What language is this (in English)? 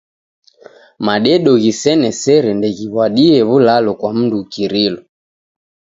Taita